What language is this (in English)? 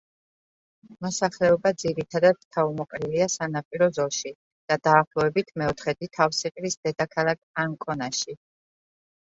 Georgian